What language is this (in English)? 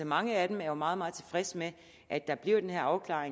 Danish